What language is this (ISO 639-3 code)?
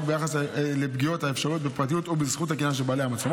heb